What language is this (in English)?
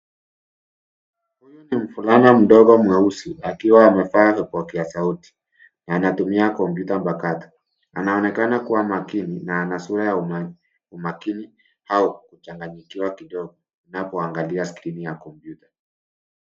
Swahili